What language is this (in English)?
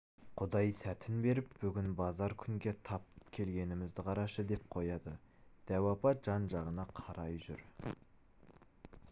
Kazakh